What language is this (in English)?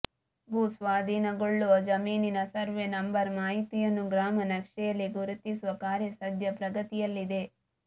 Kannada